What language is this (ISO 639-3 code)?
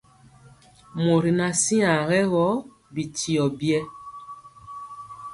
mcx